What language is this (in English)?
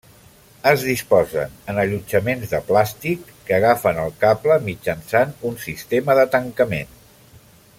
Catalan